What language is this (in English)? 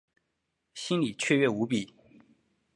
Chinese